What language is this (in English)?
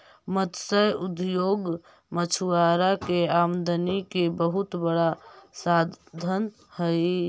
Magahi